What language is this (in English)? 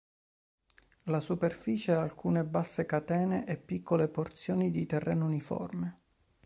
Italian